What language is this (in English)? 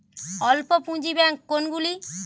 Bangla